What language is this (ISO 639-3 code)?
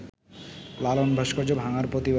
ben